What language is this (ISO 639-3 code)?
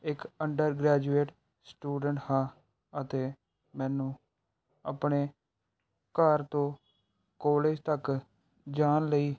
pan